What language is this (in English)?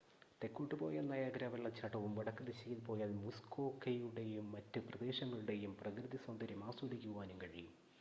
Malayalam